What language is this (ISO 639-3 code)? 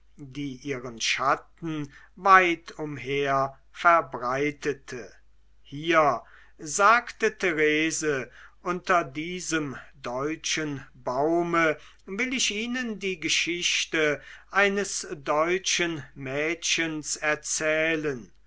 deu